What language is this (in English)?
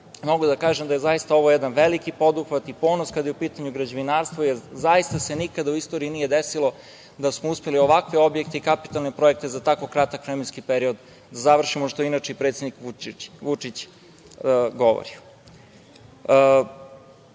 Serbian